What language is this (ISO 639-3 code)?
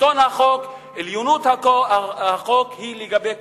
heb